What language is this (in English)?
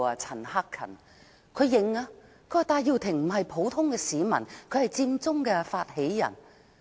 Cantonese